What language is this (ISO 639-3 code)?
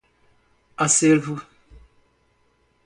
por